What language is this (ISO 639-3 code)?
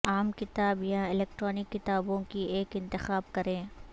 urd